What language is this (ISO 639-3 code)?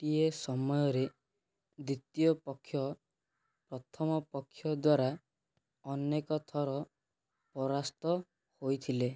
ori